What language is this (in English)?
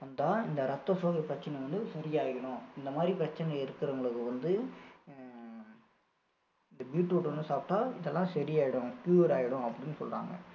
Tamil